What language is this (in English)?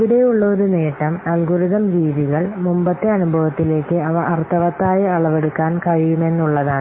Malayalam